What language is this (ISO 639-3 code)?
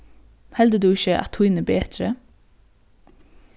fao